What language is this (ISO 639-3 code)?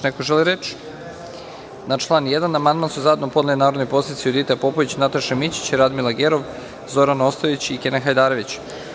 srp